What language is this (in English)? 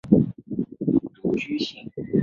Chinese